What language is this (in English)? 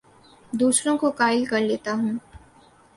Urdu